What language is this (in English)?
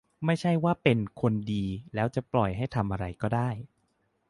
Thai